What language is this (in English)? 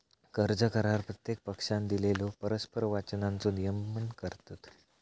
Marathi